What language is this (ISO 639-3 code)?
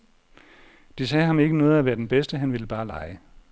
dan